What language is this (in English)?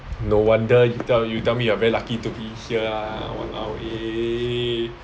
English